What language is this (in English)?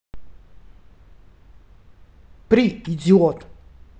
Russian